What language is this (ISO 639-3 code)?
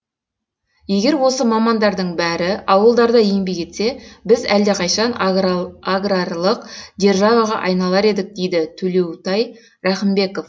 kaz